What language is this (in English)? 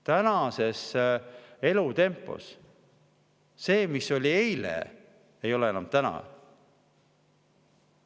Estonian